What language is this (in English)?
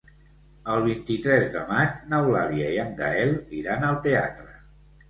Catalan